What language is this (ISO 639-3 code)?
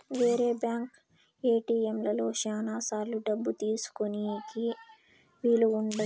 tel